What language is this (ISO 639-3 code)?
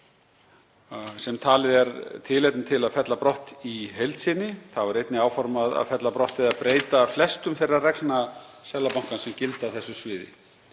isl